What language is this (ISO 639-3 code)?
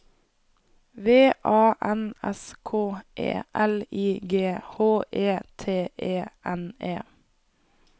nor